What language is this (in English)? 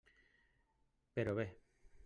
Catalan